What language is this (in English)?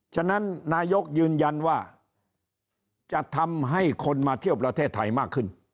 Thai